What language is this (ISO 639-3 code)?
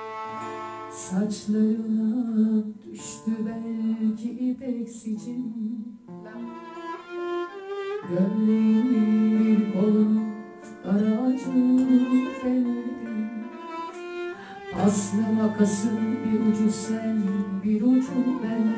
tur